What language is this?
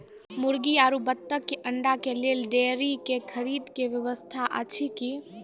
Maithili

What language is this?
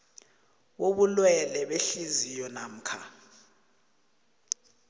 South Ndebele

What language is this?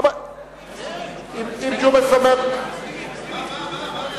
Hebrew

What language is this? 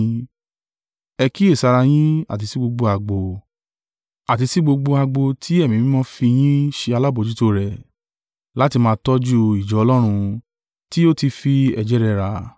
Yoruba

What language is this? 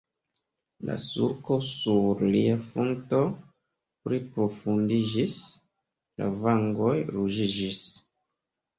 Esperanto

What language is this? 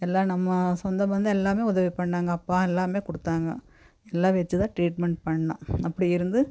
Tamil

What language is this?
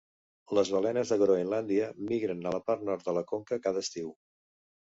Catalan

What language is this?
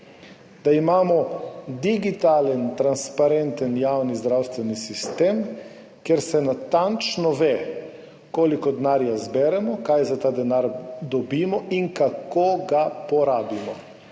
Slovenian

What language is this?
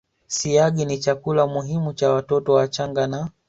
Swahili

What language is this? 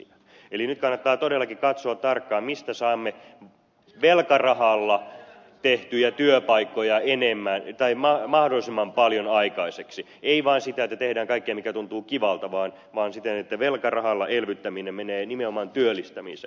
Finnish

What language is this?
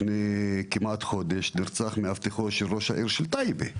Hebrew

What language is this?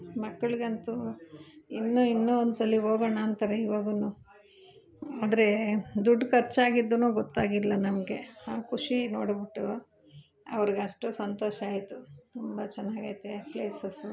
Kannada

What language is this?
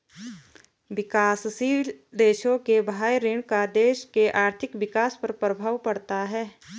Hindi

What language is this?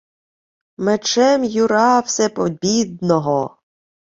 Ukrainian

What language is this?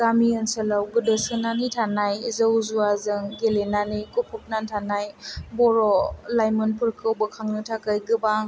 Bodo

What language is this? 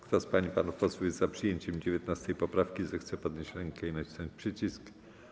Polish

